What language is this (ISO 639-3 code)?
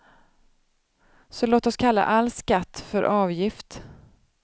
swe